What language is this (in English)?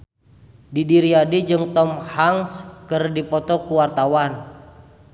Sundanese